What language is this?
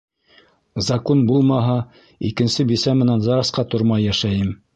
Bashkir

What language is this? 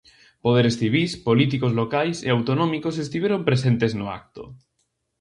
Galician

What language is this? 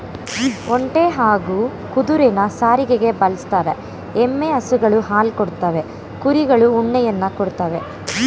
Kannada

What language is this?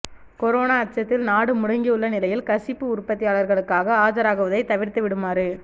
Tamil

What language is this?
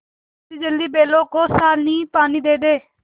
Hindi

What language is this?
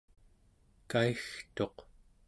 Central Yupik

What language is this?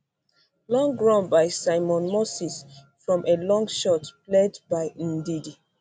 Nigerian Pidgin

